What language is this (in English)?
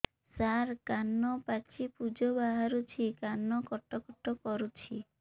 Odia